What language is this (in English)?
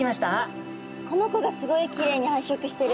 Japanese